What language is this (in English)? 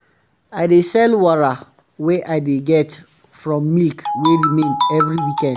Nigerian Pidgin